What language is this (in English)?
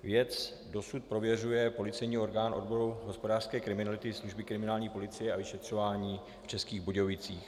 Czech